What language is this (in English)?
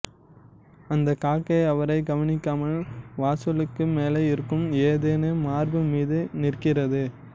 Tamil